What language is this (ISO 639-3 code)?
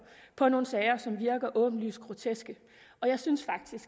dan